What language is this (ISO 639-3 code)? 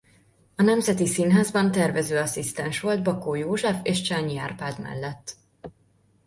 hun